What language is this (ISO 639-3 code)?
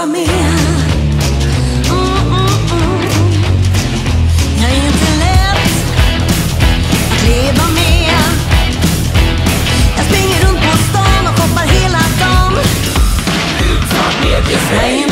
swe